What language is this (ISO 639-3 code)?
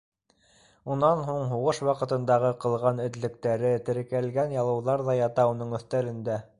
bak